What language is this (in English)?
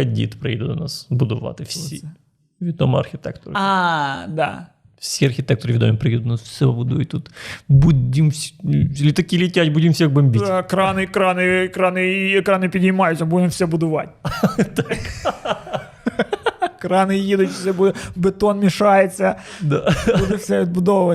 Ukrainian